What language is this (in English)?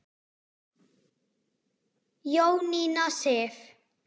Icelandic